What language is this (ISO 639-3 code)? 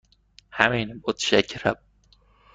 fas